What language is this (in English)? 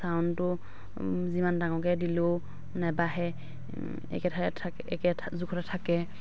Assamese